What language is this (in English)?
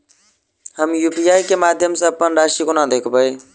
Maithili